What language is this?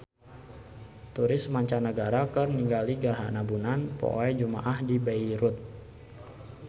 Sundanese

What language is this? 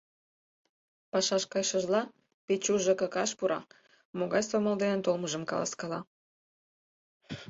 Mari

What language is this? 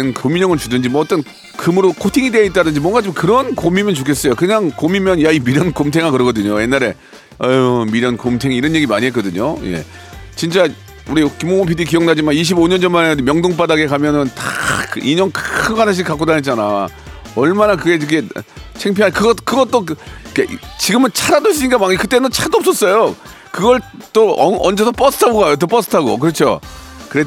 Korean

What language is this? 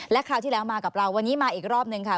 Thai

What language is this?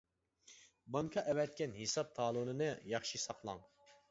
Uyghur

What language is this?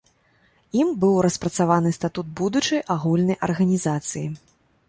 Belarusian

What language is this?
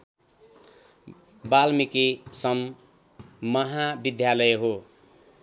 Nepali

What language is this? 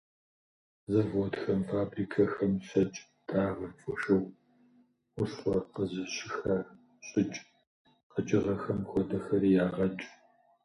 Kabardian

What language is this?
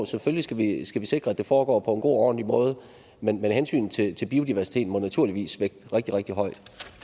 Danish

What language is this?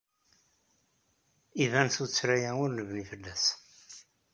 Kabyle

